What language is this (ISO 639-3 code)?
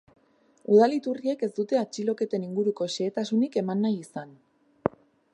eus